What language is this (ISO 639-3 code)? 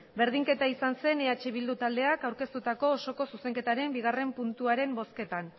eus